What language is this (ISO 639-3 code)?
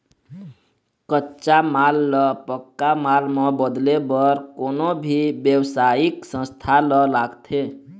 hne